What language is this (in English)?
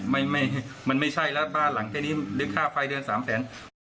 Thai